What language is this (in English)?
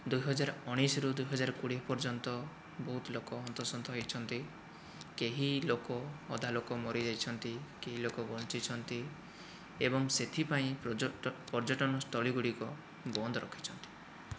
Odia